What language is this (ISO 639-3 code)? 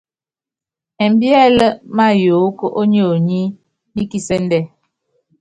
yav